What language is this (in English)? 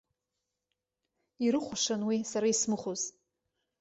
Abkhazian